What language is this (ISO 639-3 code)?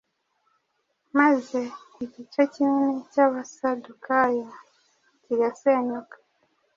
kin